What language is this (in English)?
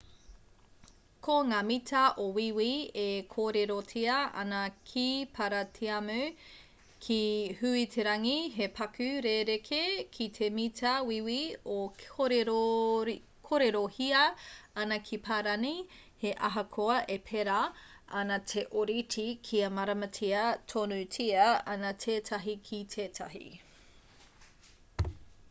Māori